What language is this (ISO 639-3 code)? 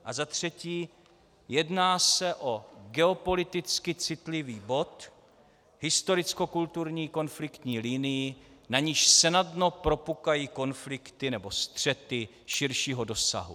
ces